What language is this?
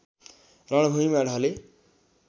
Nepali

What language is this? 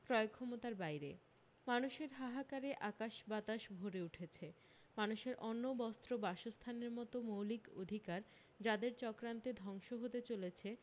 Bangla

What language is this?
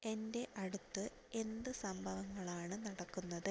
Malayalam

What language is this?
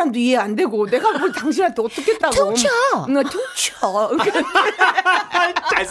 Korean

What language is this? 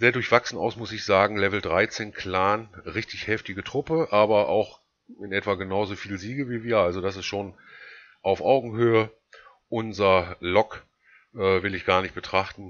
German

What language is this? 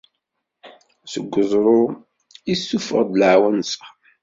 Kabyle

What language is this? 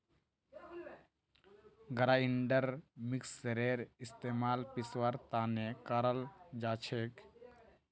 Magahi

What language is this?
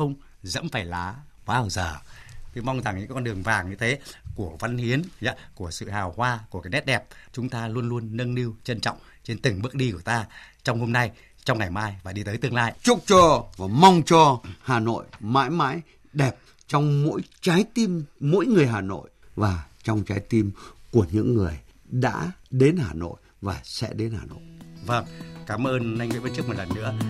Vietnamese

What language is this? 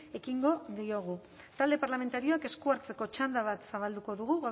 Basque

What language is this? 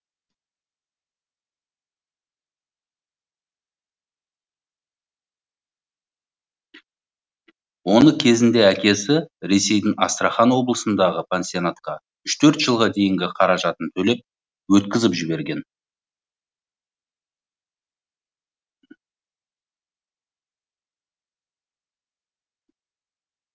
Kazakh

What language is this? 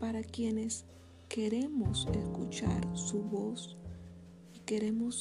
Spanish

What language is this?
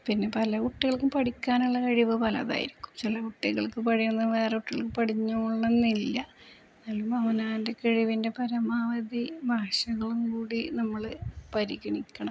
Malayalam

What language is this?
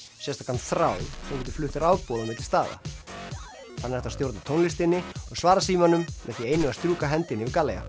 Icelandic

